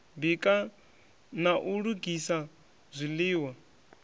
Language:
Venda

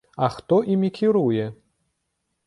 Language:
Belarusian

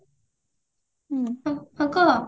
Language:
Odia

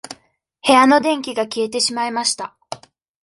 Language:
Japanese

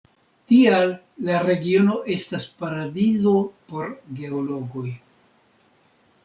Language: Esperanto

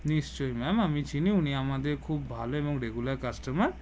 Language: Bangla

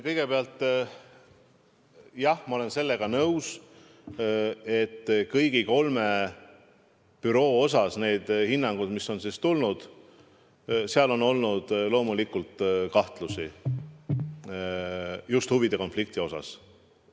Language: Estonian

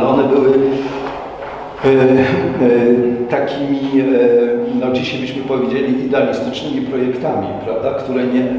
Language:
Polish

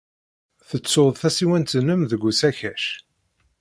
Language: Kabyle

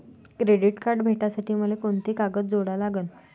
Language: Marathi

